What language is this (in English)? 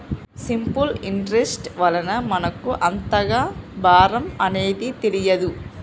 Telugu